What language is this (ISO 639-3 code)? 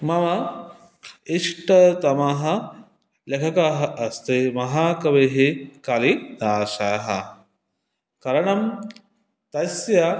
san